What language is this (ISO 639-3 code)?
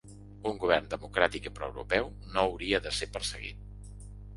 cat